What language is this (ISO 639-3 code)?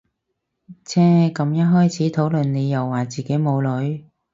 yue